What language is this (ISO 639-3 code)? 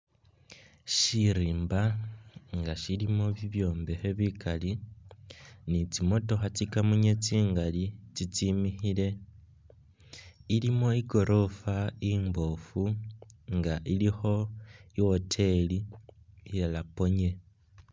myx